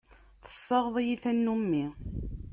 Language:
Kabyle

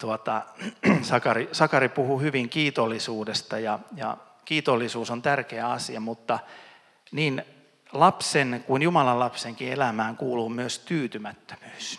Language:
Finnish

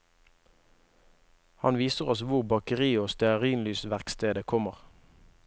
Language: Norwegian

